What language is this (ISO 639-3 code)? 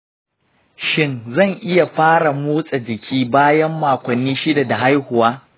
hau